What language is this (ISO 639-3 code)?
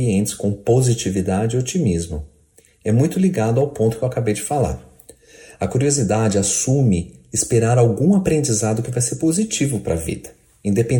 por